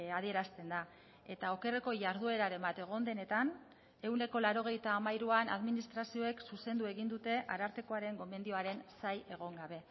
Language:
Basque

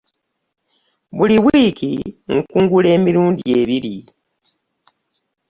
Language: Ganda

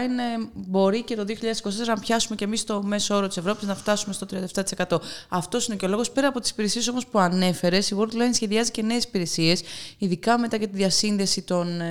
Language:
Greek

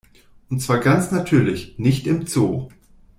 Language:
German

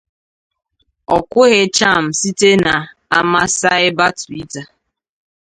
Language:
Igbo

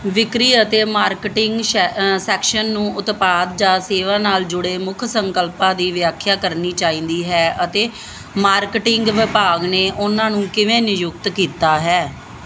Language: Punjabi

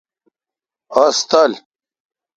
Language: Kalkoti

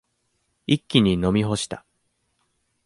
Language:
Japanese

